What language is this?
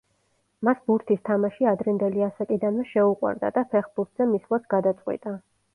Georgian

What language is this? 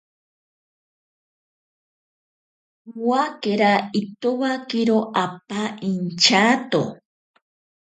Ashéninka Perené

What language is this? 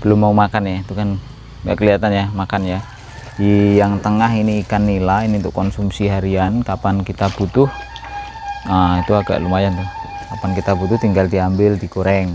Indonesian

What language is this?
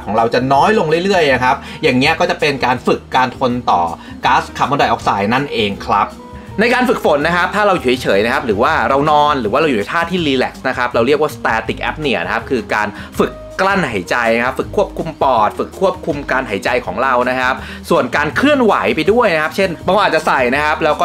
Thai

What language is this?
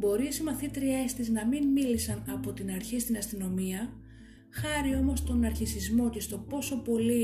Greek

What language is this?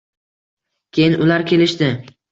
Uzbek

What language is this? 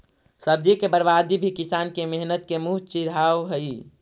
Magahi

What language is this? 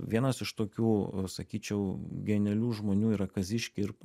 Lithuanian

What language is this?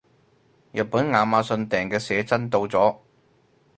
Cantonese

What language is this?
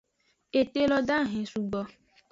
Aja (Benin)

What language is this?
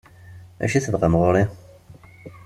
Kabyle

